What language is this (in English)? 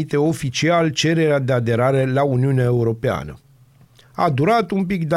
Romanian